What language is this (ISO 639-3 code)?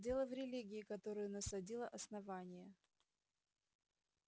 rus